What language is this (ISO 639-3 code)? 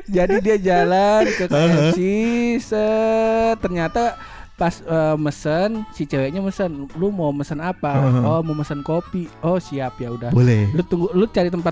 ind